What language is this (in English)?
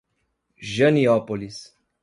Portuguese